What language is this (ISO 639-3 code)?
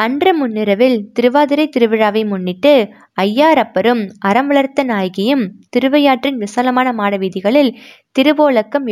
tam